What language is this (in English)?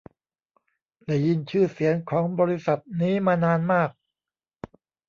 Thai